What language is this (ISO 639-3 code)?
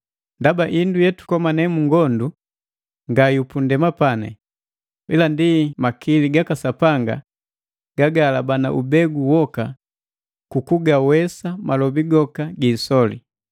mgv